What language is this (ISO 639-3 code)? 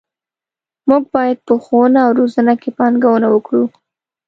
pus